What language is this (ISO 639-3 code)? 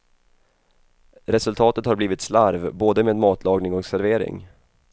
swe